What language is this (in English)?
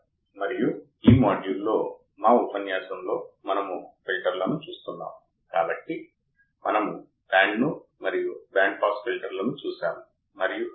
Telugu